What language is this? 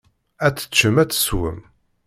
Kabyle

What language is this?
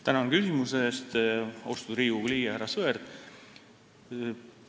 Estonian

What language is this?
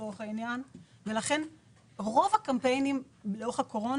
Hebrew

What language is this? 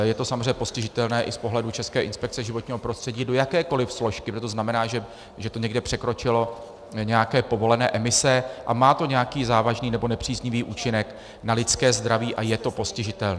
Czech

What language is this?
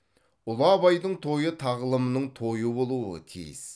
Kazakh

